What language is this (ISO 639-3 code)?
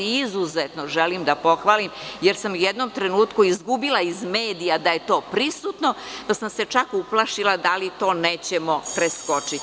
srp